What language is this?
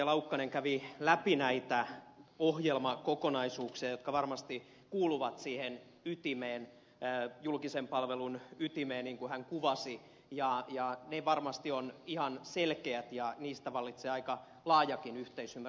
Finnish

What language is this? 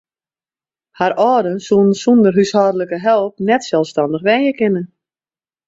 Western Frisian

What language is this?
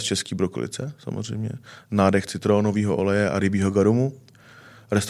Czech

